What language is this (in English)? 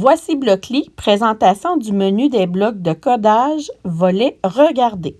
French